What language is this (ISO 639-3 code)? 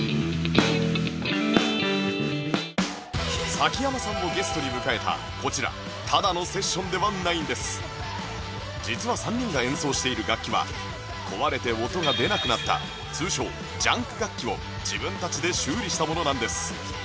jpn